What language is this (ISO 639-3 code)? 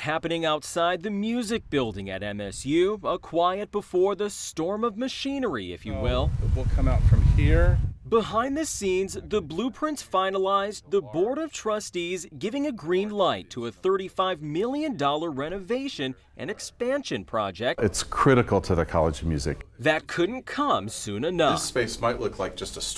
eng